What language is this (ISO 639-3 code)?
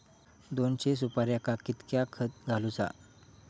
mar